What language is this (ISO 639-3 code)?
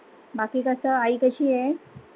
mar